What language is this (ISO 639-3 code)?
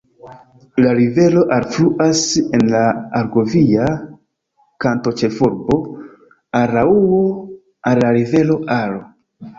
epo